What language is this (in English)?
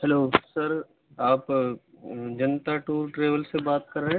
Urdu